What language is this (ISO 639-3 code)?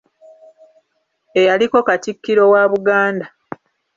lug